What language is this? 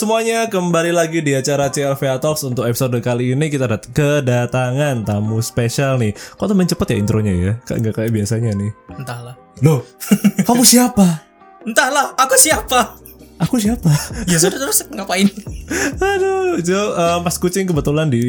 Indonesian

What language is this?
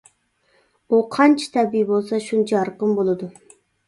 Uyghur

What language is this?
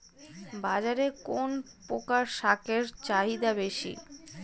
Bangla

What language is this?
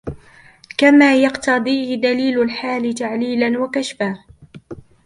Arabic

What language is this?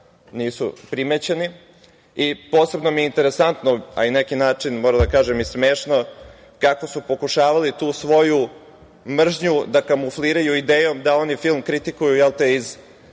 Serbian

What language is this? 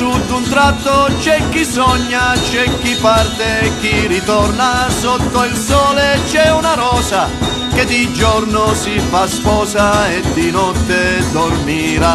Italian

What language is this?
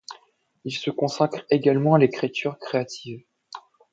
French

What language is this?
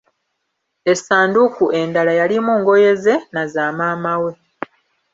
Ganda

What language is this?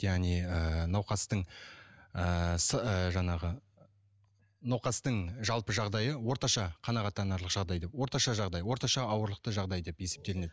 Kazakh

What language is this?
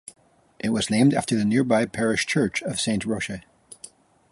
English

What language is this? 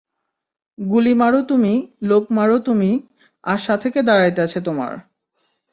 Bangla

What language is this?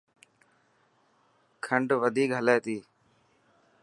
Dhatki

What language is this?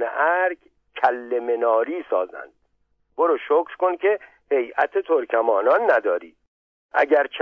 Persian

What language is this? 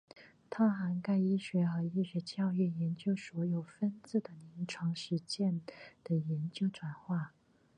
Chinese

